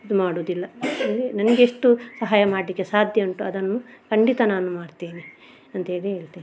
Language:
Kannada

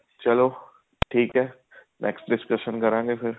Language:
Punjabi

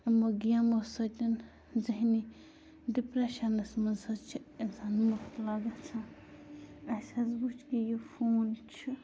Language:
Kashmiri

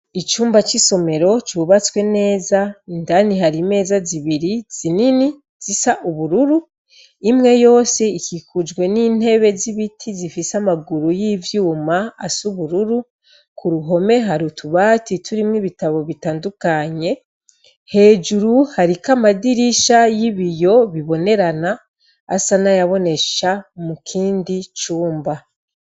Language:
Rundi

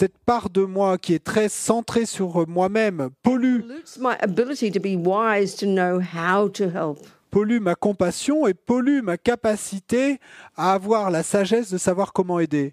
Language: French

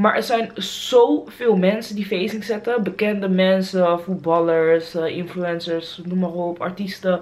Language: Dutch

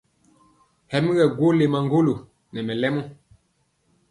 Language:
Mpiemo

